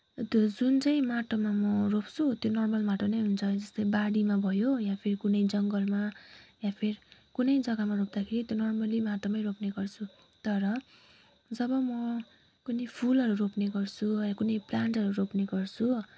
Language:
Nepali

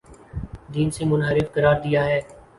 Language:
Urdu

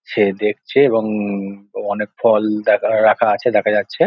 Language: Bangla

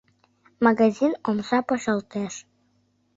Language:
Mari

